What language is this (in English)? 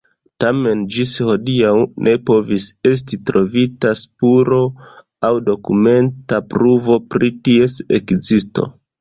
Esperanto